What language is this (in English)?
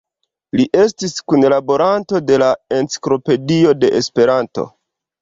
Esperanto